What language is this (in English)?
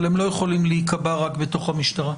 Hebrew